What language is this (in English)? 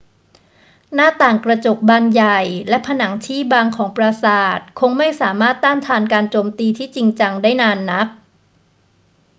Thai